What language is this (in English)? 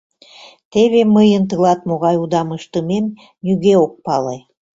Mari